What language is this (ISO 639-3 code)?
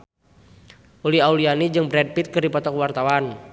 sun